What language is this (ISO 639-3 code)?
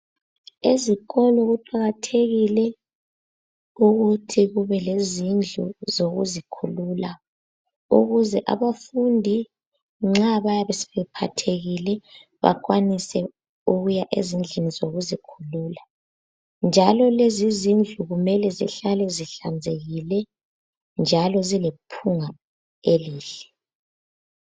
nde